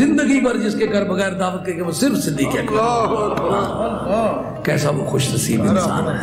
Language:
Hindi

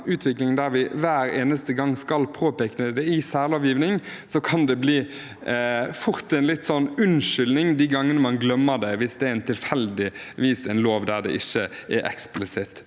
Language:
Norwegian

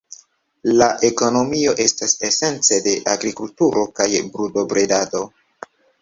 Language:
Esperanto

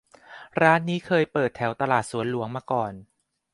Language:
Thai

